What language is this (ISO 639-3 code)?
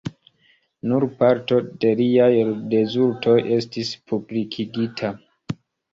epo